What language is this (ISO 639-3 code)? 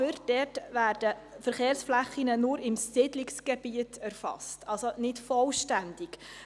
gsw